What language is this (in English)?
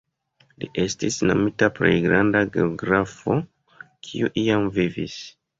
Esperanto